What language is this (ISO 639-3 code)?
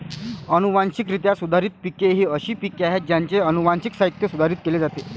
mar